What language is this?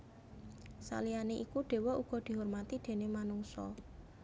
Javanese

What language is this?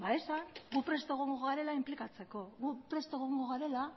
Basque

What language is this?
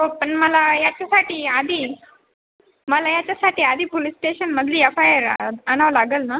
Marathi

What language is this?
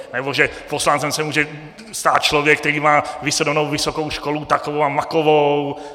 Czech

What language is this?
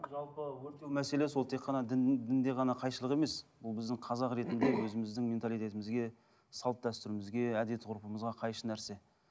Kazakh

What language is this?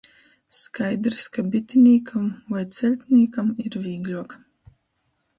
Latgalian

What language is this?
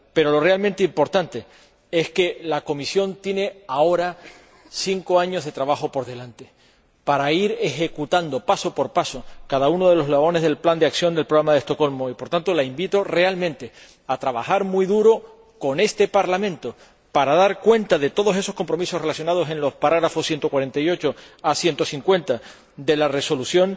Spanish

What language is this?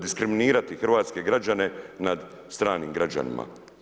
Croatian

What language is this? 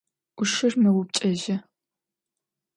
Adyghe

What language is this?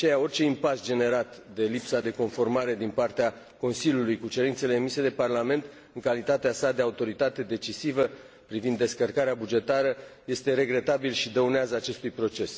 Romanian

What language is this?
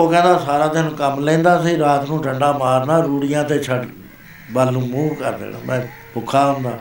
Punjabi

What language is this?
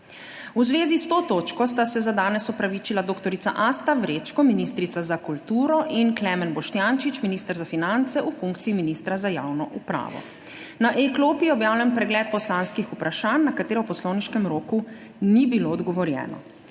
Slovenian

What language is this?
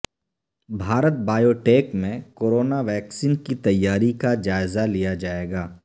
Urdu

